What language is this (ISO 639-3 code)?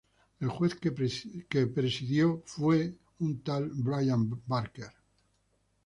spa